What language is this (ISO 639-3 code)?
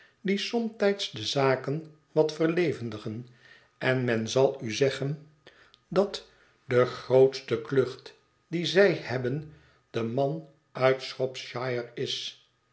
nld